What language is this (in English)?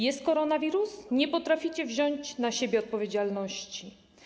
Polish